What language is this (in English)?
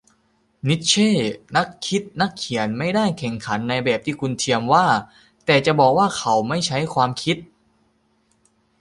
Thai